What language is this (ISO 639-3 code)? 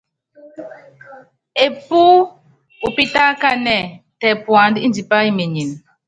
yav